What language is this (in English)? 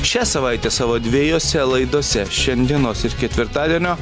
Lithuanian